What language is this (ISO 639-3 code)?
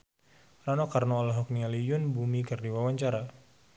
sun